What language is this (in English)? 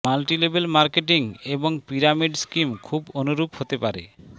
Bangla